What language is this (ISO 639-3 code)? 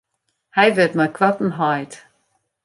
fry